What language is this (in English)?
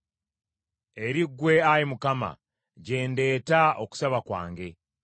Ganda